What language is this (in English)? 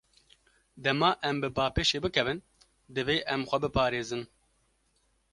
Kurdish